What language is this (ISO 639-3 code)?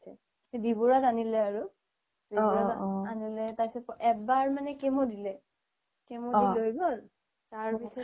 asm